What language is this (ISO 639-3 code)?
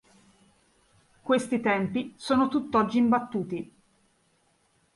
ita